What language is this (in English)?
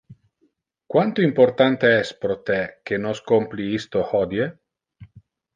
Interlingua